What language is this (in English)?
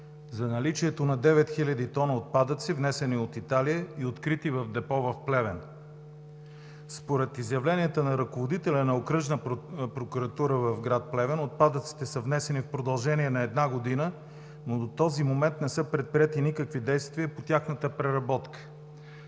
Bulgarian